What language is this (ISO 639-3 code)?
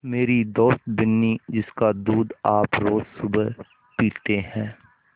hin